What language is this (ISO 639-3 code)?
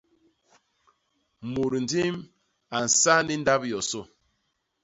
bas